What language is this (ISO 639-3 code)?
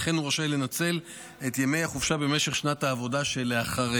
heb